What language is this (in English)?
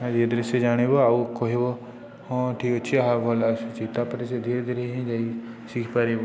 Odia